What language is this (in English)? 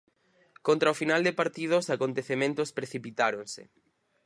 Galician